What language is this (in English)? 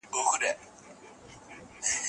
Pashto